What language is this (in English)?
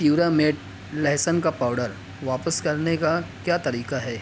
Urdu